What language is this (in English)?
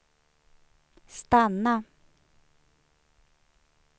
Swedish